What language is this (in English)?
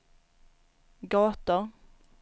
Swedish